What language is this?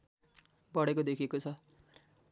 Nepali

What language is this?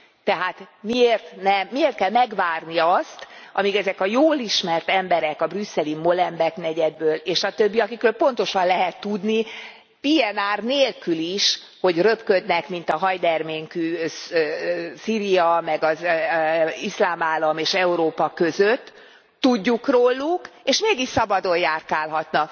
Hungarian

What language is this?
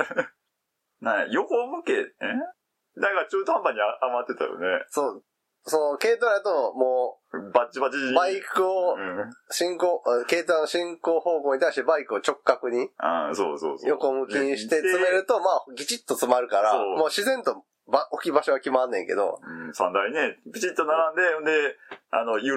Japanese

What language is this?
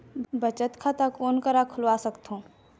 Chhattisgarhi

